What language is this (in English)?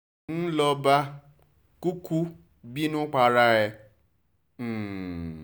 Yoruba